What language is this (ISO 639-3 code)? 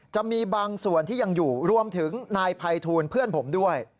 tha